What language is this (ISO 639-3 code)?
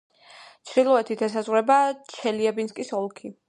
kat